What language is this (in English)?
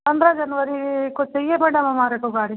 Hindi